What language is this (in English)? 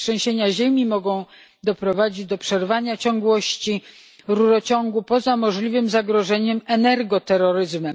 Polish